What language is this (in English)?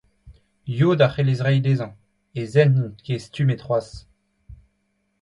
Breton